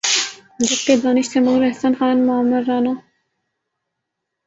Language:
Urdu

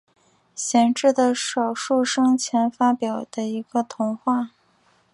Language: Chinese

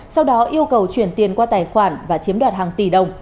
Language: Vietnamese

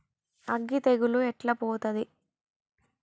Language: Telugu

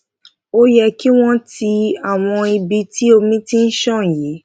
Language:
Yoruba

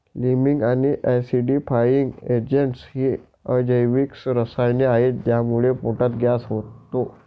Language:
Marathi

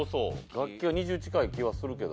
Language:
Japanese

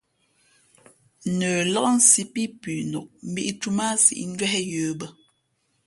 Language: Fe'fe'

